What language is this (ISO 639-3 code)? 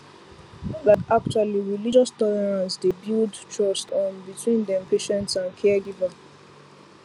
pcm